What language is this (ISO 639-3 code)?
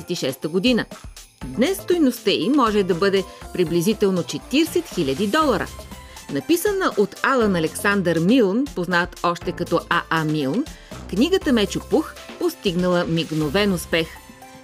bul